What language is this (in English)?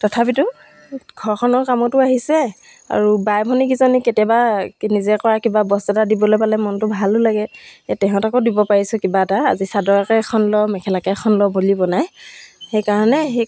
Assamese